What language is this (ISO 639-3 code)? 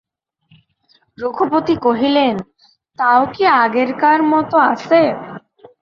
ben